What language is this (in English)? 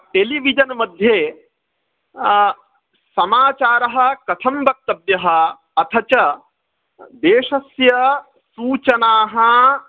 Sanskrit